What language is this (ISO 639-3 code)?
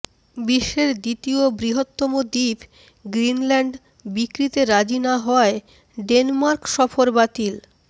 ben